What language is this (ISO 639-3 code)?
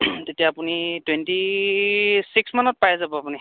asm